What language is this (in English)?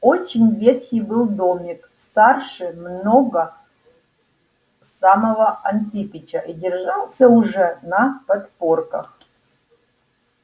Russian